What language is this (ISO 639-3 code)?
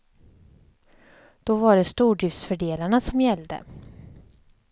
swe